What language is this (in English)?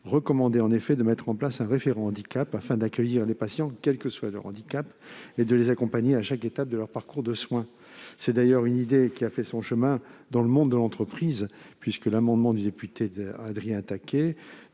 French